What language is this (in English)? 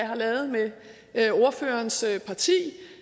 Danish